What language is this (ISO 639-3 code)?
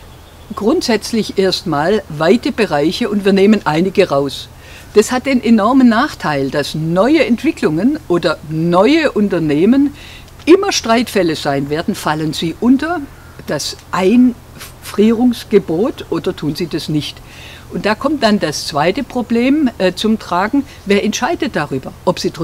deu